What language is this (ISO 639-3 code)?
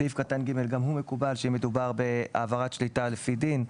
heb